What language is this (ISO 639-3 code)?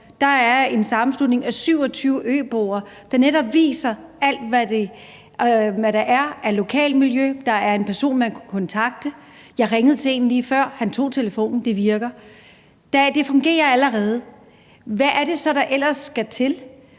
dan